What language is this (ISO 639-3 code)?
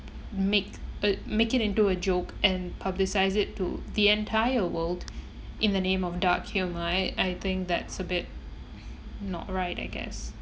eng